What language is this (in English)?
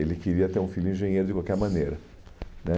Portuguese